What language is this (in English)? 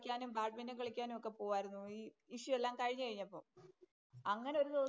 Malayalam